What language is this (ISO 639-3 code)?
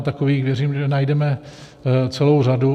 ces